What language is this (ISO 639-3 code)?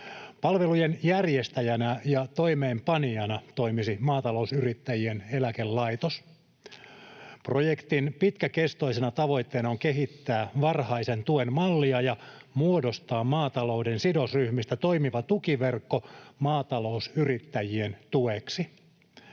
fin